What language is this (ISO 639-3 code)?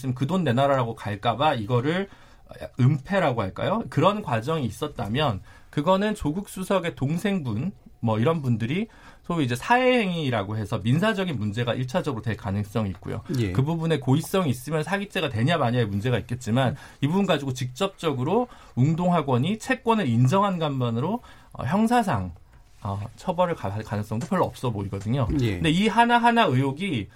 kor